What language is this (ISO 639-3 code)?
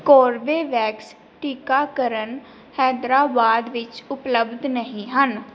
pan